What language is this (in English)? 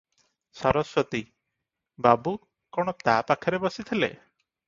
Odia